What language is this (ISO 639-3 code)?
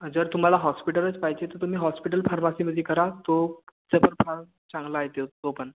mar